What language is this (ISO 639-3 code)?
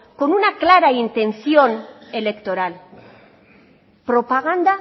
spa